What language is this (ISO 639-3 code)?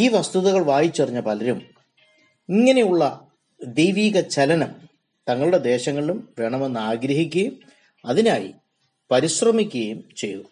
mal